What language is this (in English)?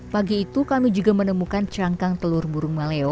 Indonesian